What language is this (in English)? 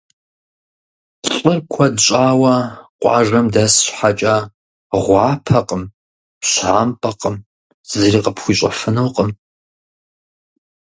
Kabardian